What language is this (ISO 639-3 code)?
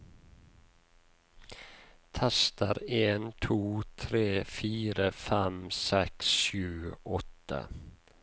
nor